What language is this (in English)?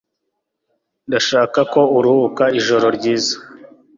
Kinyarwanda